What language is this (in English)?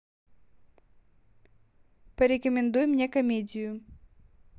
Russian